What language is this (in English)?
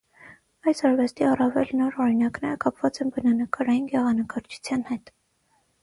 Armenian